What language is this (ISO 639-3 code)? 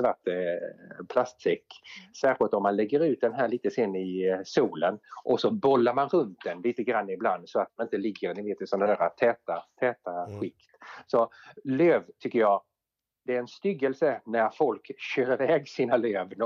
swe